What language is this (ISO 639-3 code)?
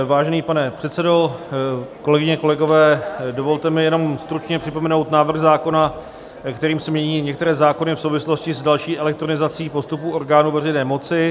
ces